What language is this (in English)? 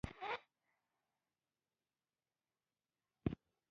Pashto